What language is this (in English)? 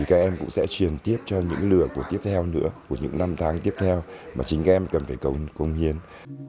Vietnamese